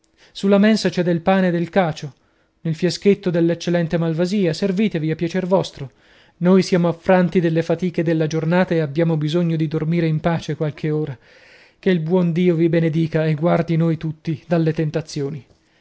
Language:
Italian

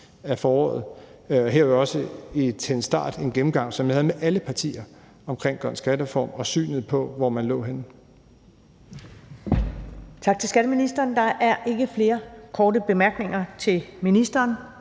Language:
Danish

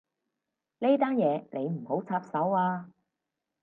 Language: Cantonese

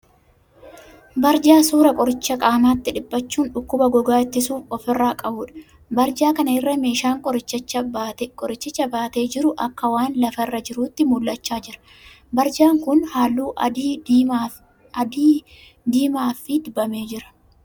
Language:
Oromo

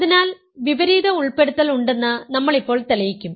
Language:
Malayalam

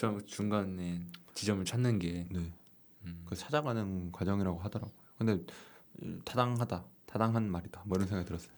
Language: Korean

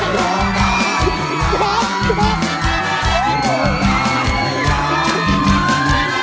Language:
Thai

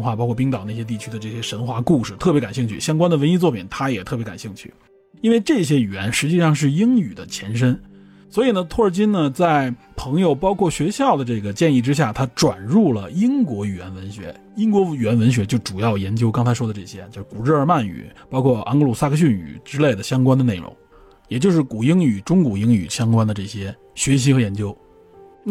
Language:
Chinese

